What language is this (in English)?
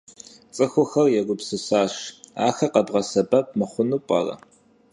Kabardian